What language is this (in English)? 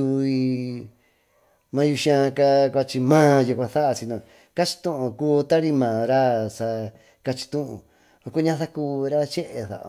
Tututepec Mixtec